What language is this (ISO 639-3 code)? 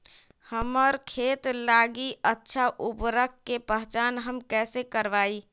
mag